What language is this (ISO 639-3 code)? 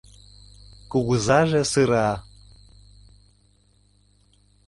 chm